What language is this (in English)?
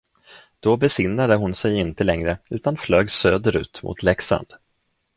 Swedish